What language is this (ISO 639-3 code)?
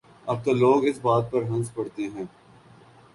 urd